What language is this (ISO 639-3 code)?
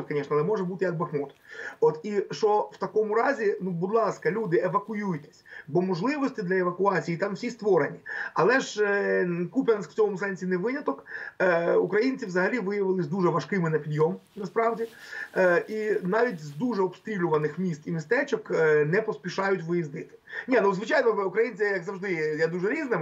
ukr